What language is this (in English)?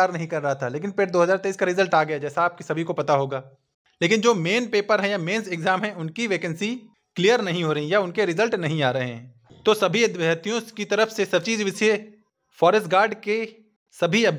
Hindi